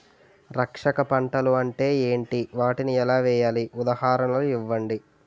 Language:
Telugu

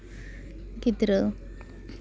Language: Santali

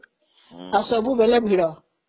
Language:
Odia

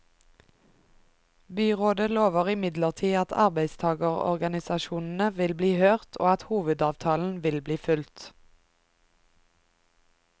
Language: Norwegian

